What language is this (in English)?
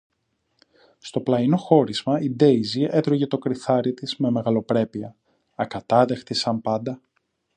Greek